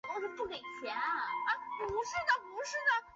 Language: Chinese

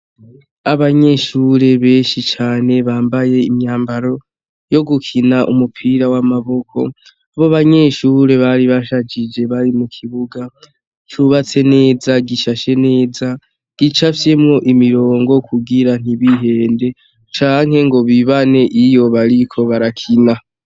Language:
Rundi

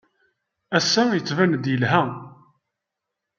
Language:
Kabyle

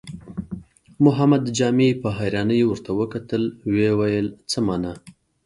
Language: Pashto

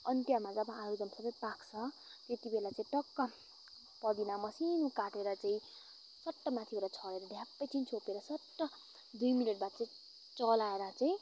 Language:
Nepali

